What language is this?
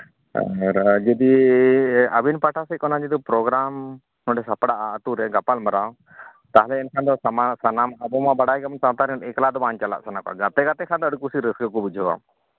Santali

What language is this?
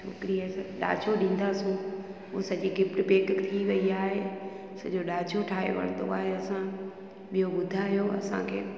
Sindhi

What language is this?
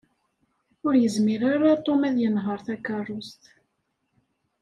Kabyle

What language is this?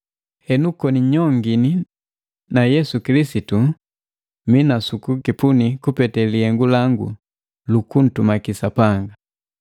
Matengo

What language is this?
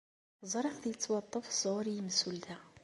Kabyle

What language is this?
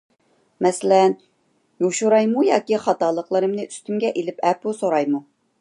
Uyghur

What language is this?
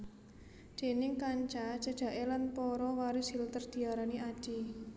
Javanese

